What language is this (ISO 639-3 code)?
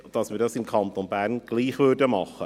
gsw